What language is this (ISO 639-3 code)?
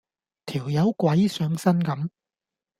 yue